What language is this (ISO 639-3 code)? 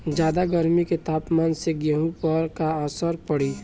bho